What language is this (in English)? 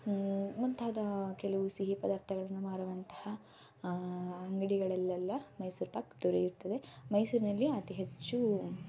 Kannada